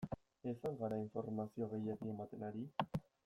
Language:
Basque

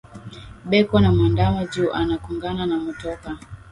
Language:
Swahili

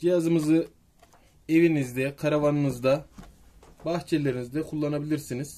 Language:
Turkish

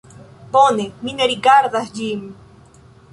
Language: Esperanto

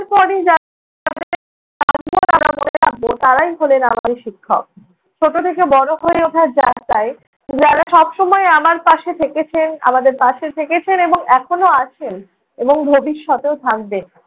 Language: Bangla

